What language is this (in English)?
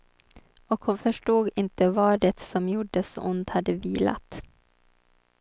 Swedish